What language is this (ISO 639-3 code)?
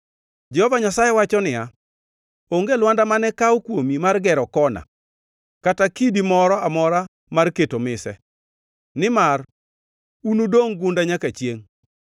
luo